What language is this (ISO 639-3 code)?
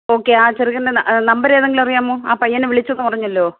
mal